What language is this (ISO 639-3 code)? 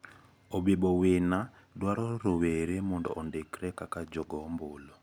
luo